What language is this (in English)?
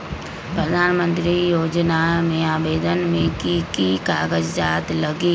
Magahi